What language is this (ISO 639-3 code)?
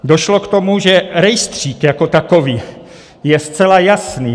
ces